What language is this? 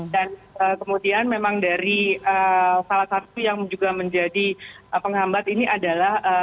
Indonesian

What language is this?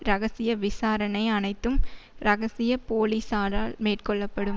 Tamil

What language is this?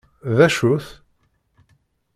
Kabyle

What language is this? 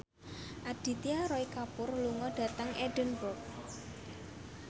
Javanese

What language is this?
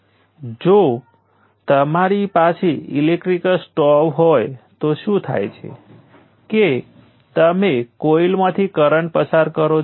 Gujarati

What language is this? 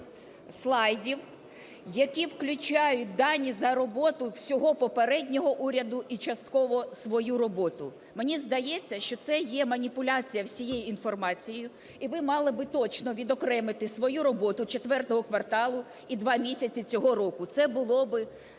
Ukrainian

